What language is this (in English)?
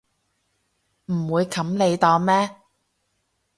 Cantonese